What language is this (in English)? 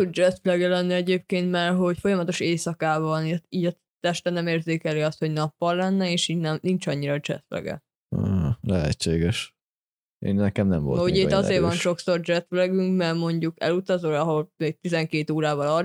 Hungarian